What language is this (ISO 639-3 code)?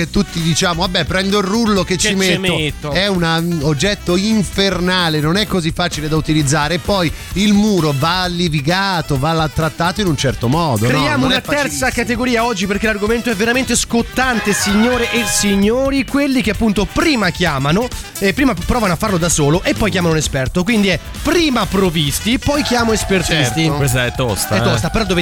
ita